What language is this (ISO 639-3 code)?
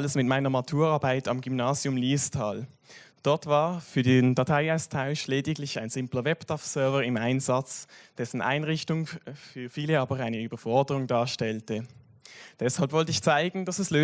deu